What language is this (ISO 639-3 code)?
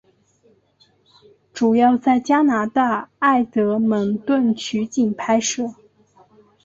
zho